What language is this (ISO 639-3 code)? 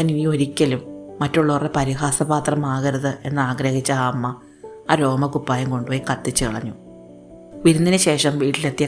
mal